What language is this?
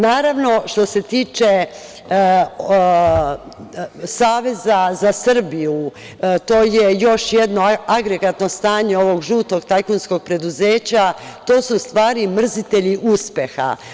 Serbian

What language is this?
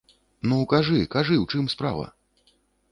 Belarusian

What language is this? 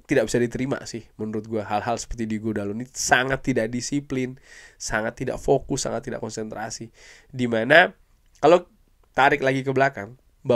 Indonesian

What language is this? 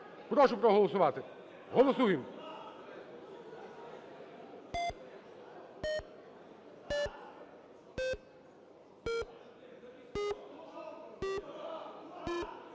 Ukrainian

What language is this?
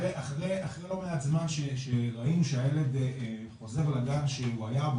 Hebrew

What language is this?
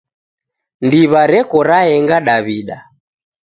Taita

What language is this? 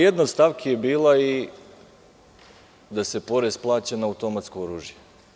Serbian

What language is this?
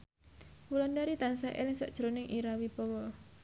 Javanese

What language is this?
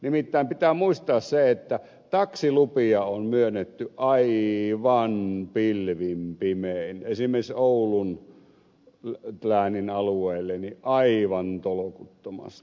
Finnish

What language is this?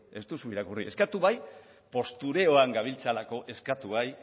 Basque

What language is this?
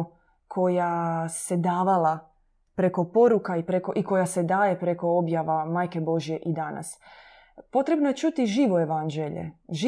Croatian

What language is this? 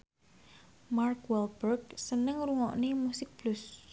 Javanese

